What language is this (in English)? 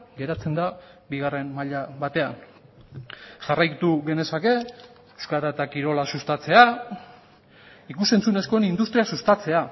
Basque